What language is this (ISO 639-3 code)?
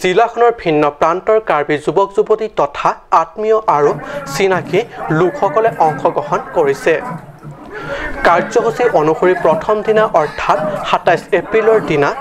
eng